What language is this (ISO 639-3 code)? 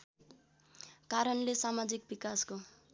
nep